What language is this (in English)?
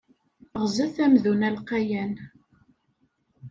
Kabyle